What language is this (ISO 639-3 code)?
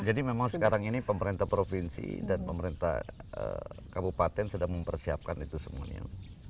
ind